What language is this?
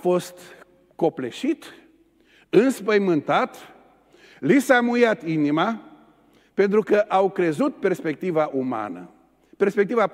Romanian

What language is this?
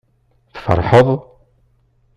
Kabyle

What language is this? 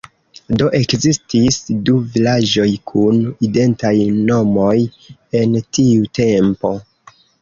Esperanto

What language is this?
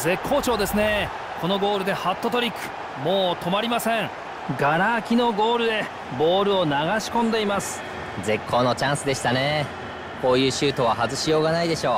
Japanese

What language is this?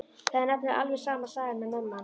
Icelandic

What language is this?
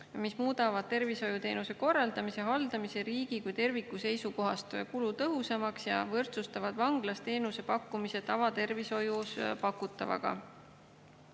Estonian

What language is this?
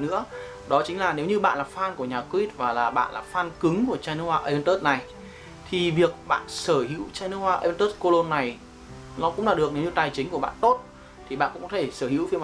Vietnamese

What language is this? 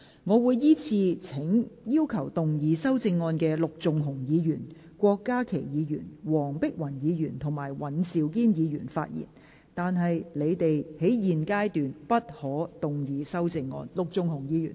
Cantonese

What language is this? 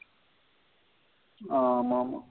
Tamil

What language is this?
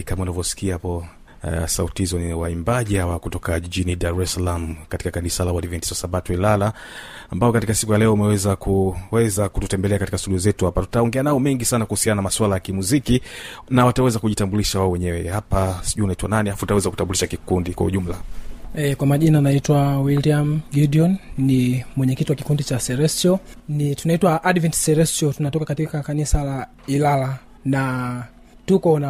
Swahili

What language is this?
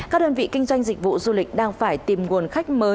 Vietnamese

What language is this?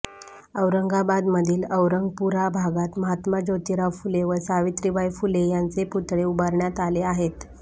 Marathi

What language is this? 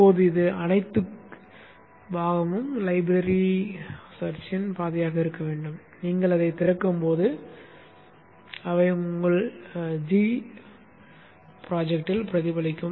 Tamil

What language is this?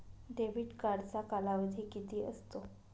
Marathi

